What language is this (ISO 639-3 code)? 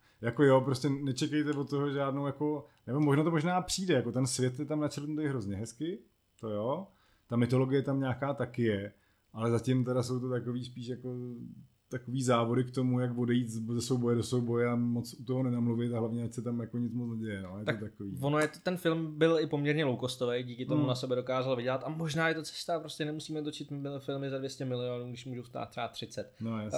ces